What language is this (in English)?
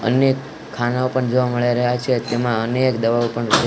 Gujarati